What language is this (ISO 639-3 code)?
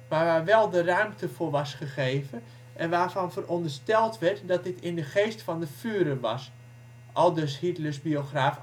nld